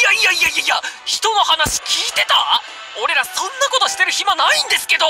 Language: Japanese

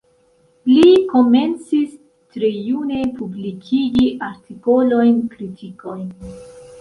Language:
Esperanto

